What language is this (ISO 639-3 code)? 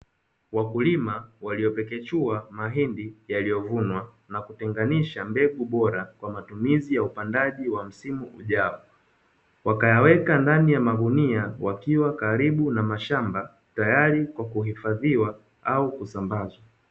swa